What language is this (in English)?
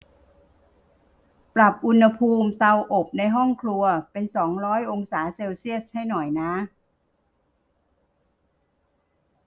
Thai